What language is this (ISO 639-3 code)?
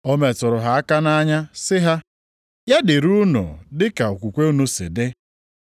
ibo